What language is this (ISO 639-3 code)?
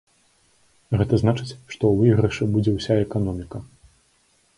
bel